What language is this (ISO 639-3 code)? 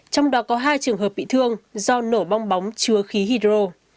vie